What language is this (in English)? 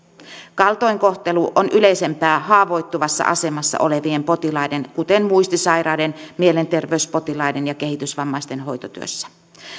Finnish